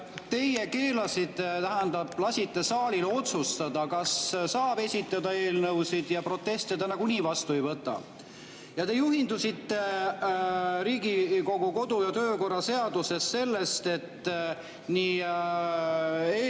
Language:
Estonian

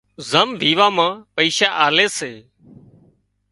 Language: Wadiyara Koli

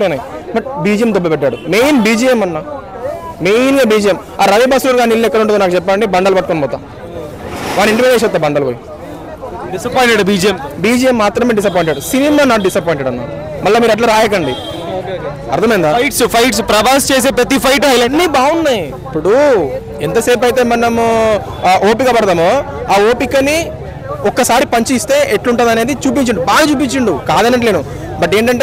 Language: Telugu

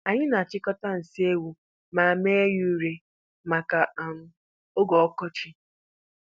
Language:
Igbo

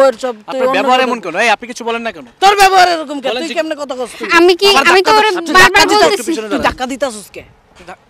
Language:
Bangla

